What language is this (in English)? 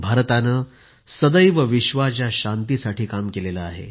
Marathi